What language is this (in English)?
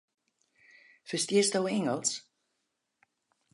Western Frisian